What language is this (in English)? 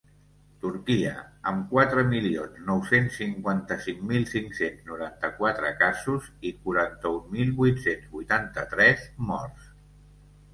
Catalan